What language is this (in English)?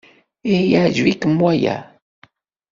Kabyle